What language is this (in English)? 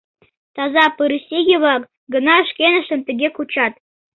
Mari